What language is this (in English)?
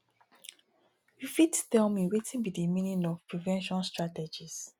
Nigerian Pidgin